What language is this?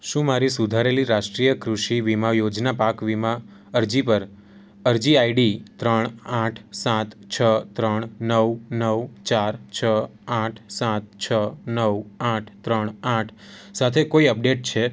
Gujarati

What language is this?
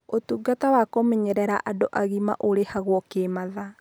Kikuyu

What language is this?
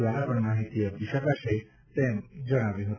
Gujarati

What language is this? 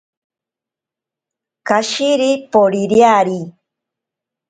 Ashéninka Perené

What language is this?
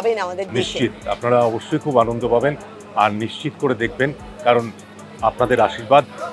Bangla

